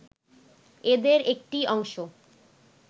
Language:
Bangla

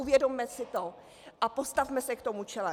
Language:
Czech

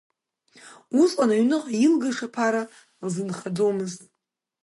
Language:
Abkhazian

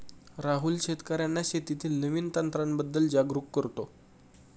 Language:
Marathi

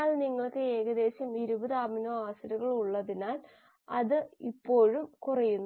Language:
Malayalam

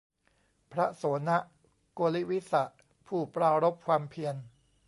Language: Thai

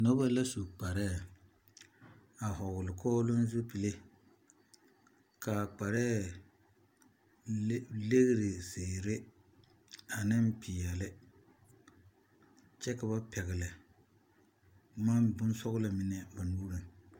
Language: Southern Dagaare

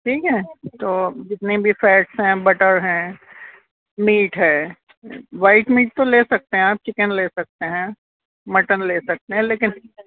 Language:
Urdu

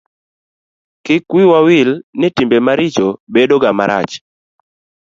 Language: Luo (Kenya and Tanzania)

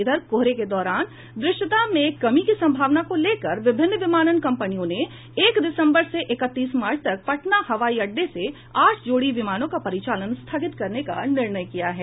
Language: Hindi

